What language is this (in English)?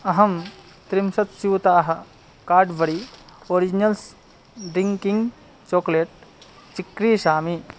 Sanskrit